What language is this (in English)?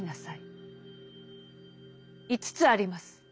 Japanese